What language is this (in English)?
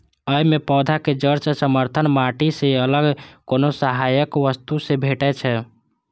Maithili